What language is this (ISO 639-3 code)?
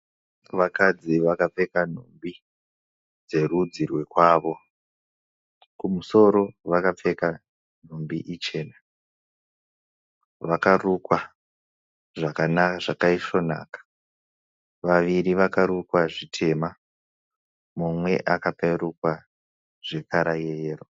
sna